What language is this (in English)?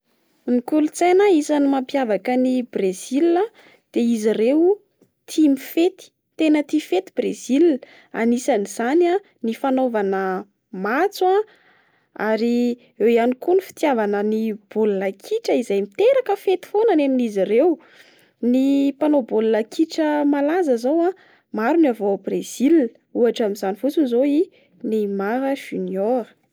Malagasy